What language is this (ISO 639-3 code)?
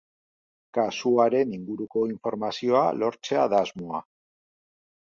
eus